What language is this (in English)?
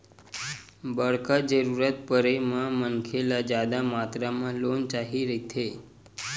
Chhattisgarhi